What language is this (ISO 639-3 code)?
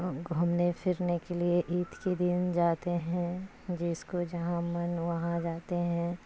urd